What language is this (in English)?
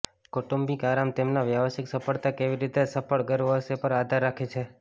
Gujarati